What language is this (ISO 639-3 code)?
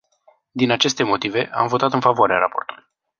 ron